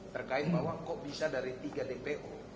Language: Indonesian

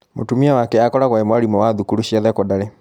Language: Kikuyu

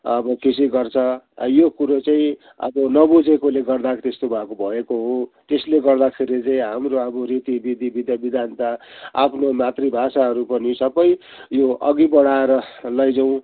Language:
Nepali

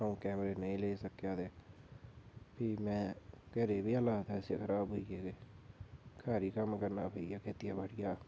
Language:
Dogri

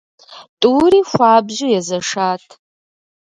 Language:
Kabardian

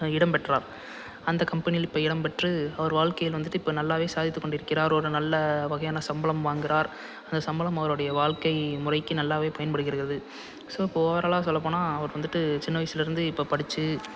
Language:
Tamil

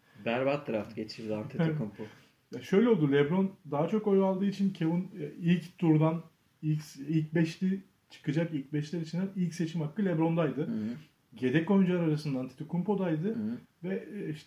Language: Turkish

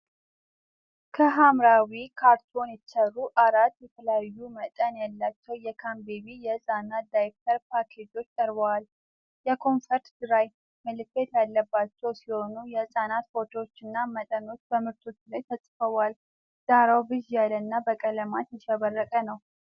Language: Amharic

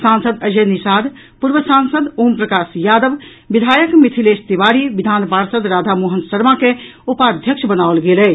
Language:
Maithili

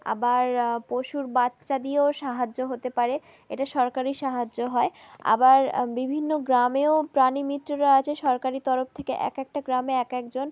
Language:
Bangla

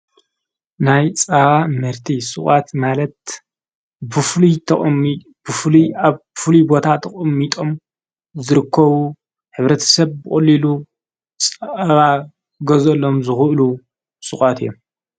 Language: Tigrinya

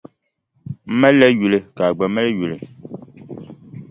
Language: Dagbani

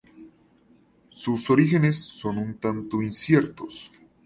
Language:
Spanish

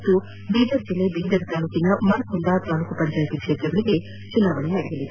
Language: Kannada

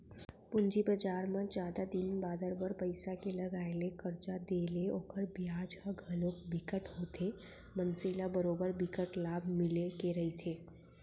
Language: Chhattisgarhi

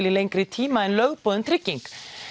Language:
Icelandic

